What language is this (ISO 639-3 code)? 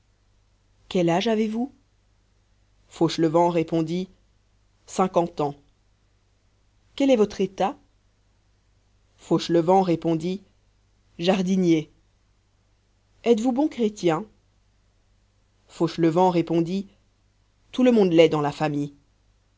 fra